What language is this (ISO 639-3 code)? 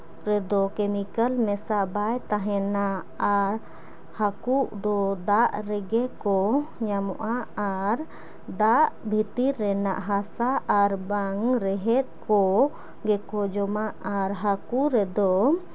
sat